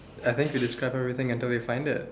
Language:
English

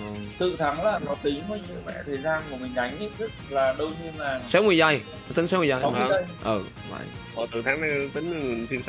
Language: Vietnamese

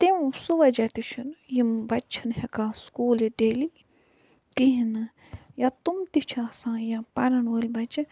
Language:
Kashmiri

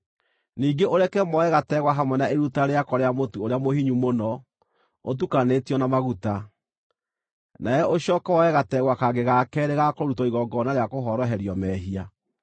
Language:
Kikuyu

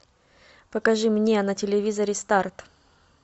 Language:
Russian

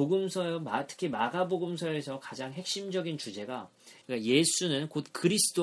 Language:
Korean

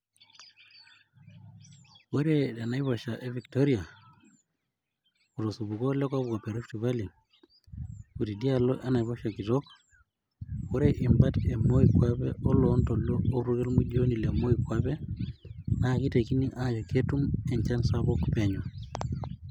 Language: Masai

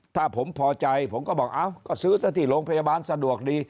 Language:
Thai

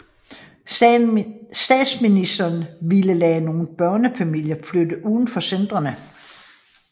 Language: Danish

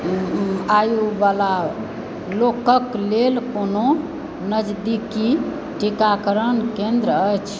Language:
Maithili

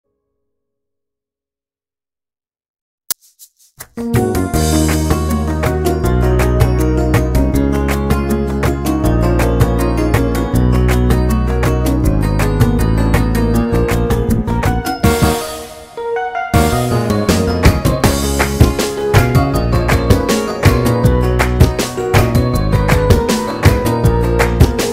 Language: Arabic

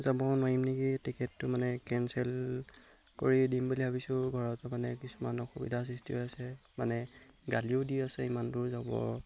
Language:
Assamese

